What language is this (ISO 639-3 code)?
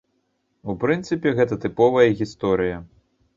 bel